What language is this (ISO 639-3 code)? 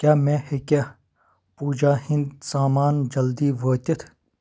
kas